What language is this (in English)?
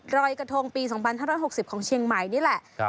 Thai